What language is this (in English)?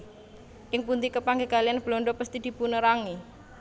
Javanese